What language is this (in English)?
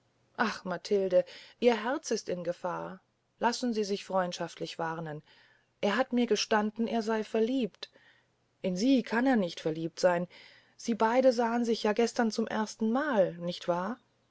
German